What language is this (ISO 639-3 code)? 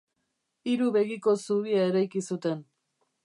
eus